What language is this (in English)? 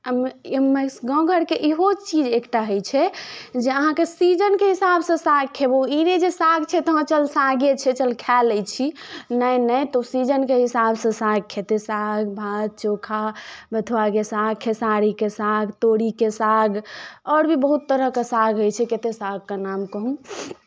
Maithili